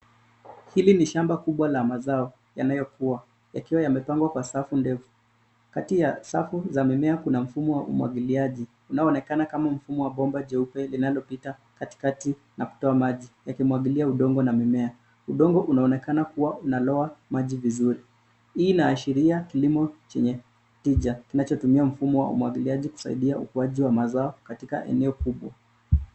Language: Swahili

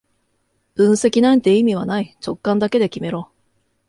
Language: Japanese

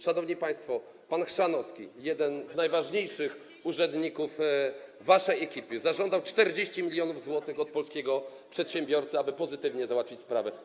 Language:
Polish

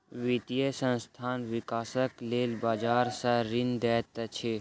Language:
Maithili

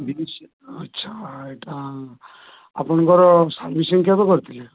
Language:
Odia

